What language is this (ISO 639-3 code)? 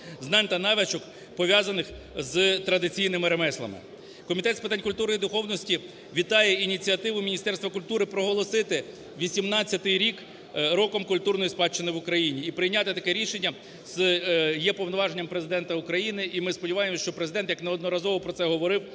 ukr